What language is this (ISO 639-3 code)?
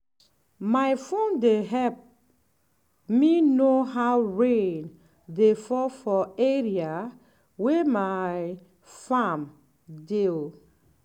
pcm